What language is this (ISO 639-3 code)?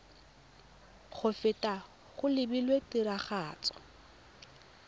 tsn